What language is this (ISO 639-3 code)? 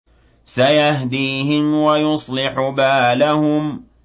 ara